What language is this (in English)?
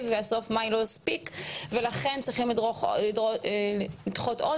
Hebrew